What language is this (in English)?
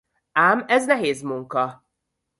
Hungarian